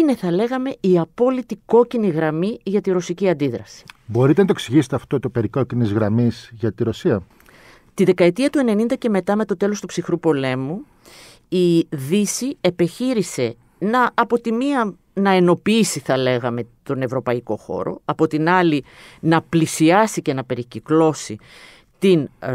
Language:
Greek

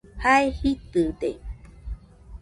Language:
Nüpode Huitoto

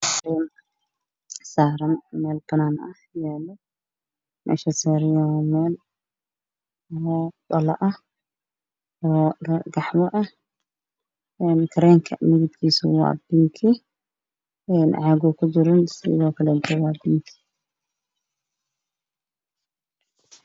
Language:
Somali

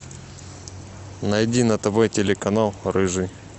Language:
Russian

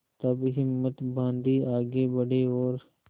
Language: Hindi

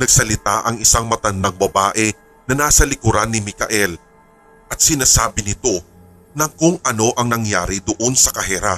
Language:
Filipino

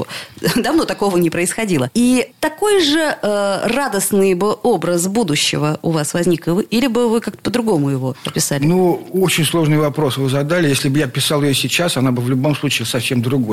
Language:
Russian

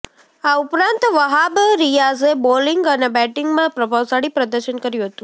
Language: Gujarati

